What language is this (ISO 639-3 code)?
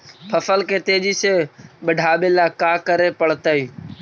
mag